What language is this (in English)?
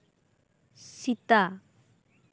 Santali